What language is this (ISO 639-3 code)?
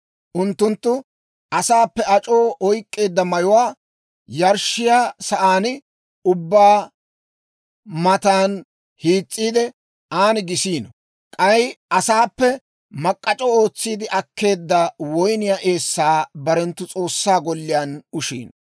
dwr